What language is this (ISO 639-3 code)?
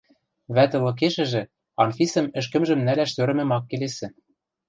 mrj